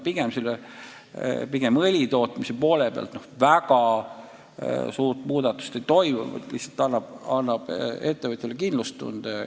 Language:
Estonian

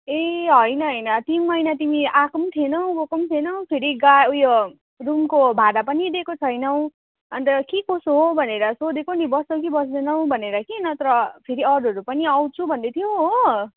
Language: Nepali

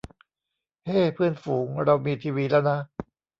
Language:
Thai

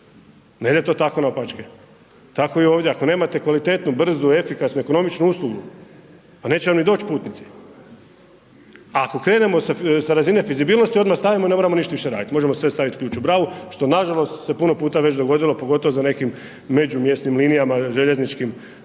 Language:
Croatian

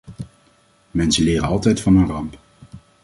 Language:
Dutch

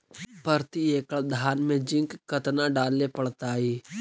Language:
Magahi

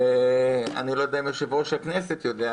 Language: Hebrew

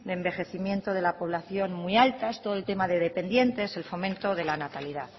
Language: Spanish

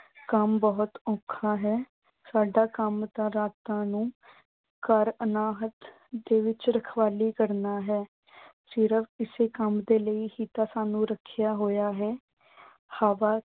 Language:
Punjabi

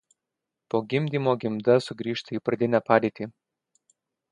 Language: Lithuanian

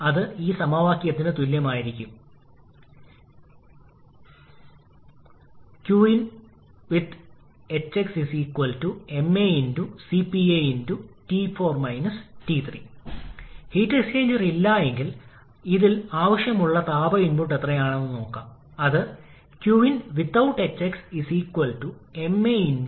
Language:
Malayalam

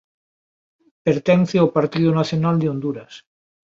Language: Galician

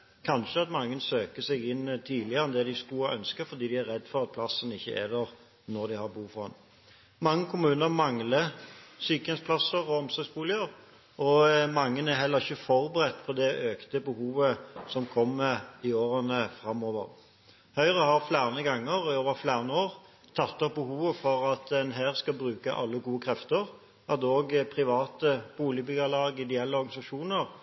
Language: Norwegian Bokmål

